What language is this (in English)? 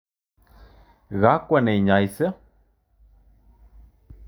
Kalenjin